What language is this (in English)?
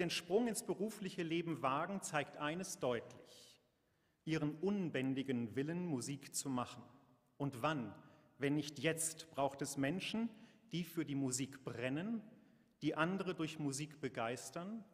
German